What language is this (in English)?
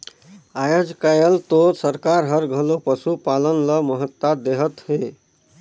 Chhattisgarhi